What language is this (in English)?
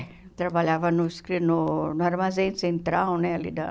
Portuguese